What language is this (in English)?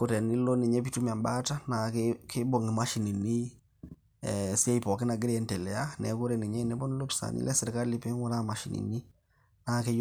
Masai